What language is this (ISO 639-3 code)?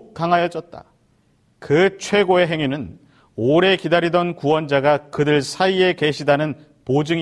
kor